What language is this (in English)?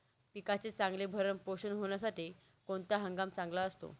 Marathi